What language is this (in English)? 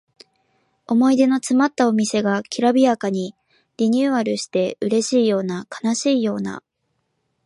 Japanese